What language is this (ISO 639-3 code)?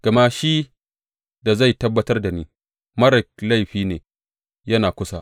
hau